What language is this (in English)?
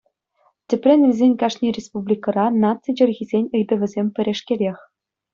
Chuvash